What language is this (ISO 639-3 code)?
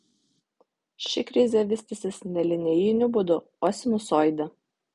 lit